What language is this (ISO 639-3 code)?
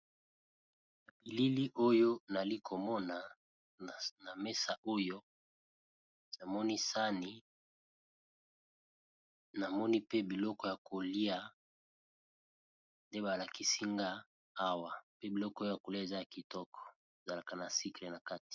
lin